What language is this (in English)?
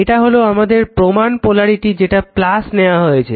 Bangla